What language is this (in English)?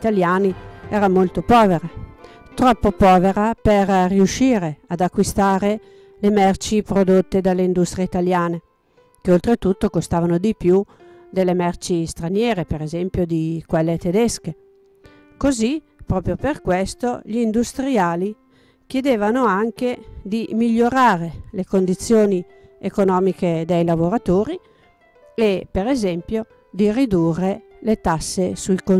Italian